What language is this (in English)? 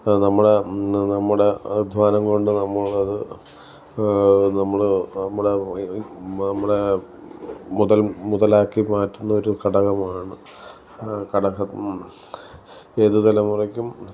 Malayalam